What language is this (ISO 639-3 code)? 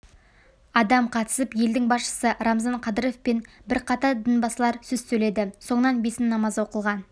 kaz